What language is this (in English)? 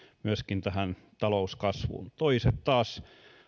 Finnish